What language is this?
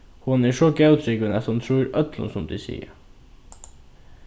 Faroese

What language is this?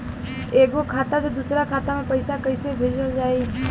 Bhojpuri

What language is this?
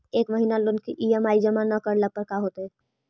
Magahi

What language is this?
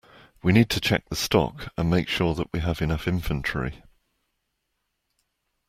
English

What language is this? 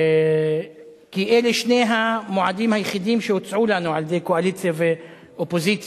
Hebrew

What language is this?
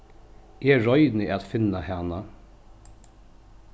Faroese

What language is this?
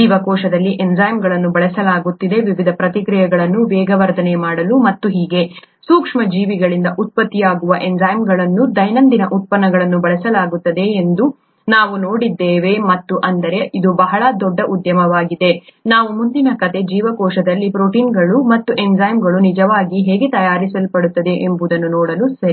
Kannada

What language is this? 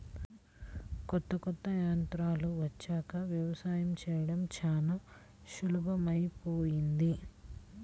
Telugu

